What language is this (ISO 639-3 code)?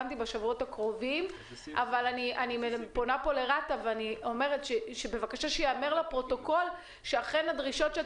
heb